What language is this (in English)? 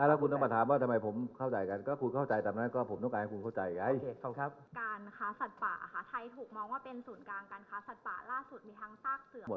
Thai